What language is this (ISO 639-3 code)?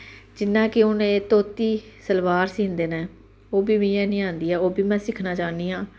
doi